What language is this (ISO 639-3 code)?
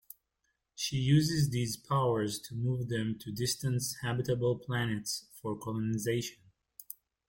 eng